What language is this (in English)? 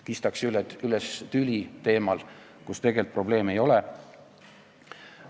Estonian